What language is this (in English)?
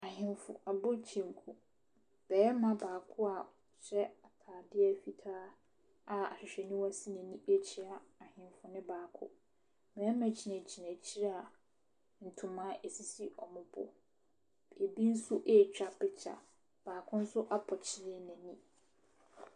Akan